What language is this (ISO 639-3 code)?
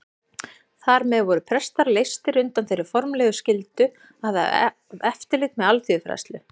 isl